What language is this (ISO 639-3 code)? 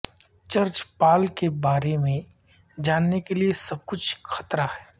urd